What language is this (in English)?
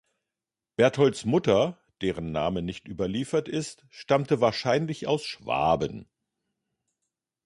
German